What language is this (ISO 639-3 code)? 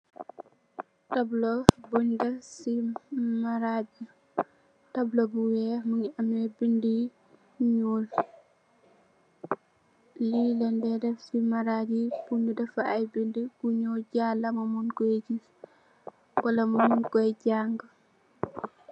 wol